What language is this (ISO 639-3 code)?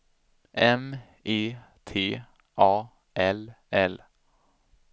swe